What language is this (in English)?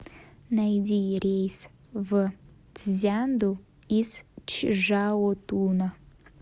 Russian